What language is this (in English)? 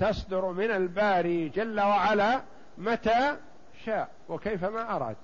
Arabic